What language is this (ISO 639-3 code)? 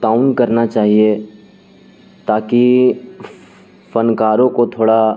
urd